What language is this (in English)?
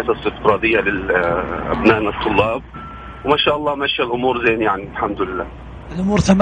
Arabic